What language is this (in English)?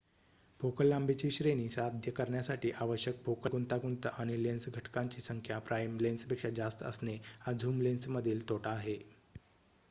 Marathi